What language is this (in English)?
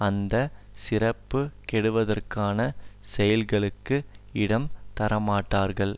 Tamil